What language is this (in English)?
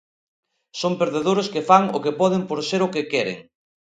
Galician